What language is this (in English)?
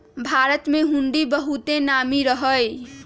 Magahi